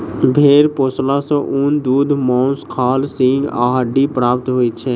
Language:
Maithili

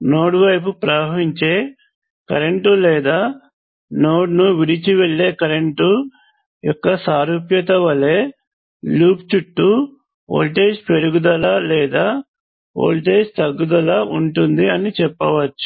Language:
Telugu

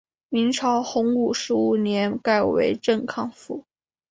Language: Chinese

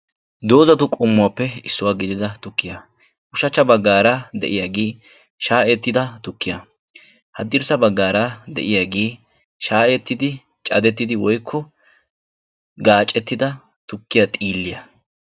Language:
Wolaytta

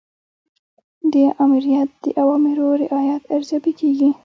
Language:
Pashto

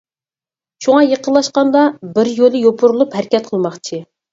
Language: Uyghur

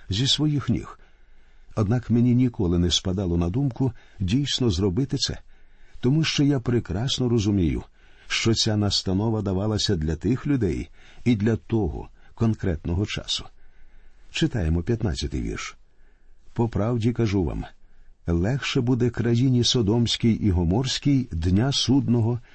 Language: Ukrainian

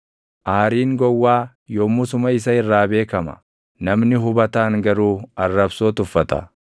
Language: Oromo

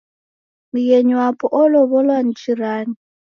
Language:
Taita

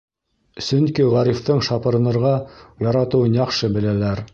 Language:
Bashkir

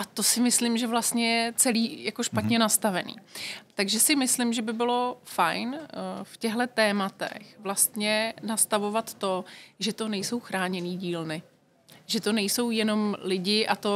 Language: Czech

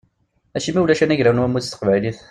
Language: Kabyle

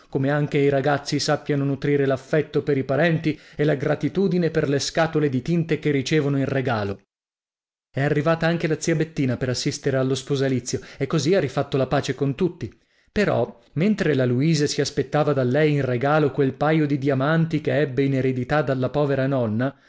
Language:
Italian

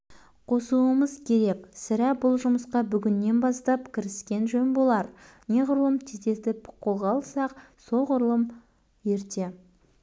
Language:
Kazakh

